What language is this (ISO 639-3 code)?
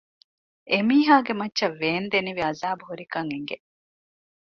div